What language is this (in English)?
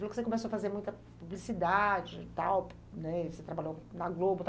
Portuguese